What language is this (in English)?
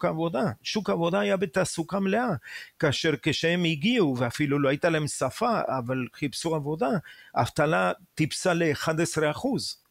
Hebrew